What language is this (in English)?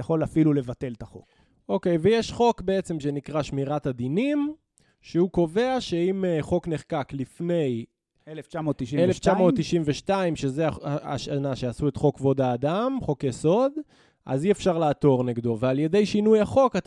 Hebrew